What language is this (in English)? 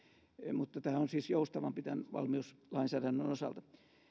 Finnish